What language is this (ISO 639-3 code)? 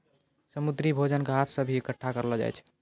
mai